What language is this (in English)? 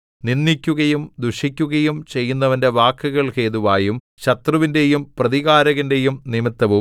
Malayalam